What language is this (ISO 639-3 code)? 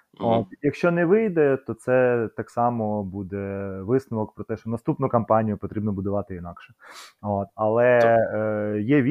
ukr